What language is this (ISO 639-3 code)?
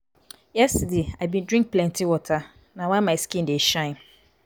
pcm